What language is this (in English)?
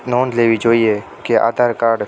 Gujarati